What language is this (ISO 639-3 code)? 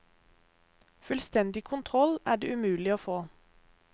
nor